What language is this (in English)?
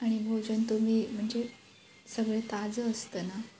Marathi